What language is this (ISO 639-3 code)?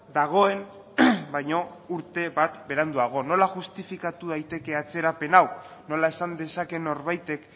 eus